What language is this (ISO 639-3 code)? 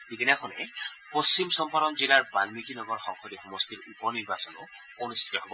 asm